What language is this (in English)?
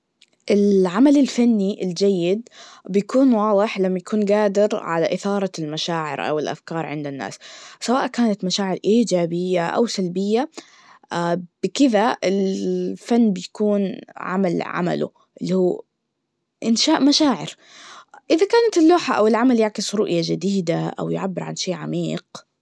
Najdi Arabic